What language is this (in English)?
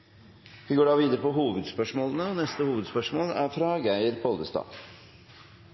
Norwegian